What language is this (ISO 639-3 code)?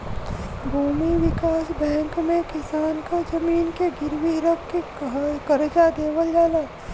bho